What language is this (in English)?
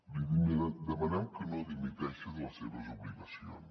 Catalan